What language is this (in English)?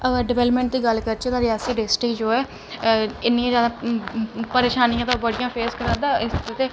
Dogri